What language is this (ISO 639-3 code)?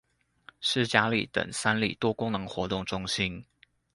zho